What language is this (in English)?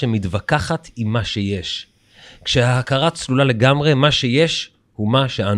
Hebrew